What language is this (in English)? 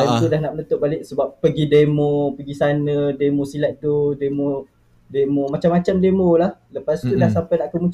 Malay